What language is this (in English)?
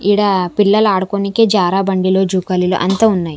Telugu